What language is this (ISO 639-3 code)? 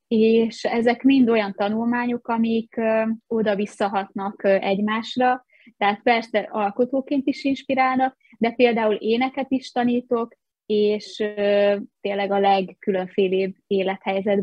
hun